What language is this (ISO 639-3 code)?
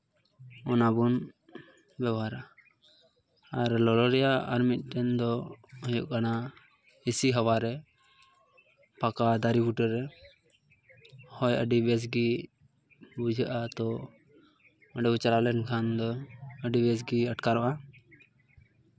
sat